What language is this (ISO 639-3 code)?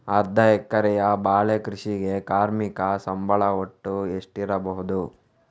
kan